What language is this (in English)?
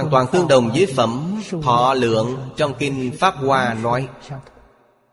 Vietnamese